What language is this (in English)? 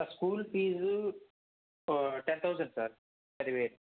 Telugu